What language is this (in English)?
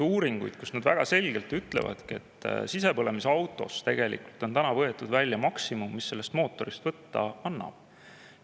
Estonian